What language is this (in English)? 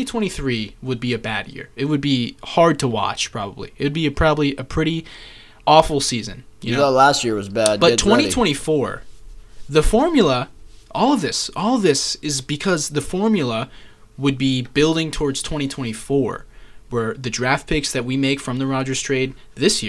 English